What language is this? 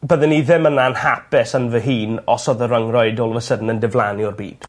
Welsh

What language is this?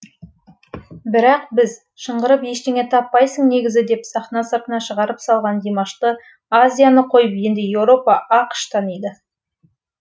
Kazakh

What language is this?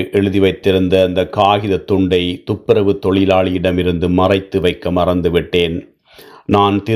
Tamil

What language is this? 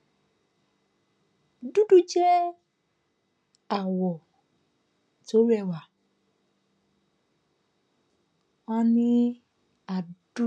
Yoruba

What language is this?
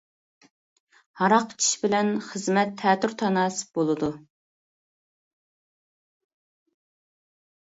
Uyghur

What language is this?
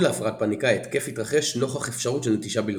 Hebrew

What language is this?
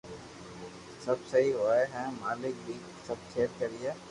Loarki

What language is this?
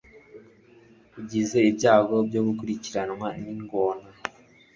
Kinyarwanda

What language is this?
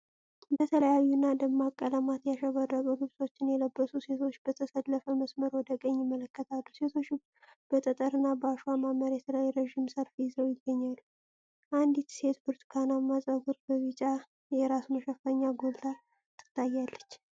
Amharic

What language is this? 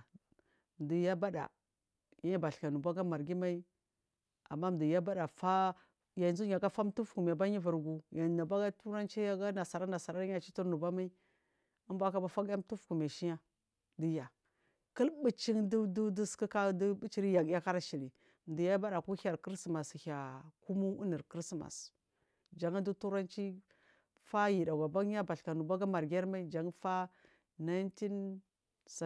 Marghi South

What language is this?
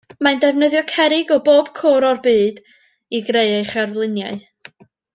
Welsh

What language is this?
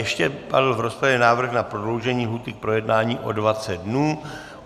Czech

